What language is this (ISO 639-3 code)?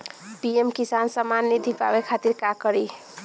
bho